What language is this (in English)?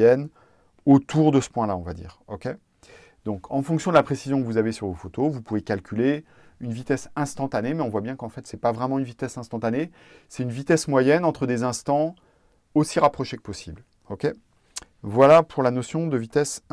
French